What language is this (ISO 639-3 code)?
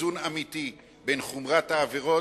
heb